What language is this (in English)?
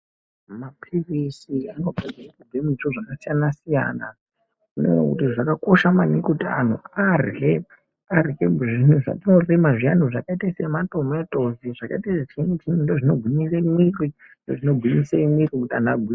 Ndau